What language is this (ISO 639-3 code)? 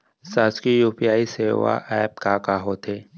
hne